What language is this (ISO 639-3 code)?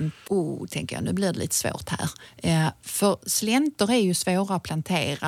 swe